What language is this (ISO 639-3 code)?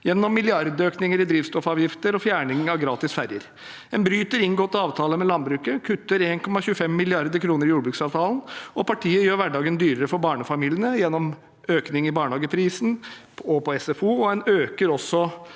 nor